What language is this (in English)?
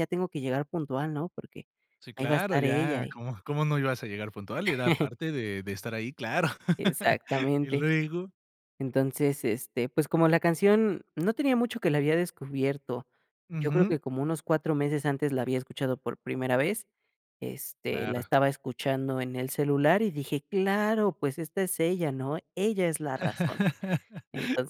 Spanish